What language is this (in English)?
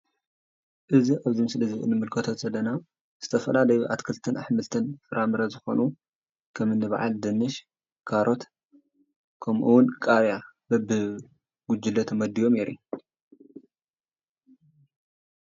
Tigrinya